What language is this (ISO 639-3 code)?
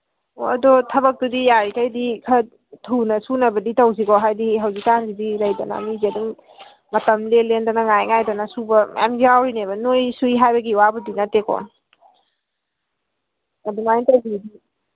mni